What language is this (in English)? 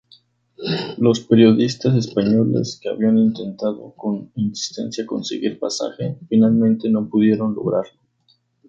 Spanish